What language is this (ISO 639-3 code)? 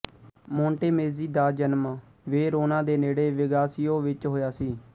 pan